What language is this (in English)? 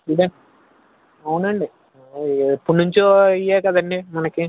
Telugu